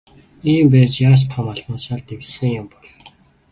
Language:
Mongolian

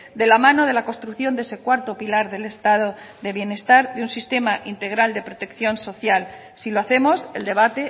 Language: Spanish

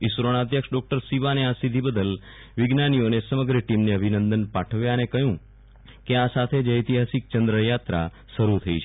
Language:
Gujarati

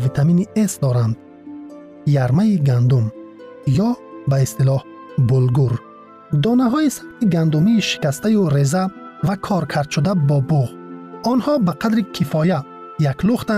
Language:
Persian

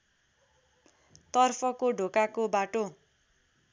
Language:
Nepali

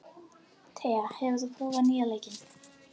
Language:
Icelandic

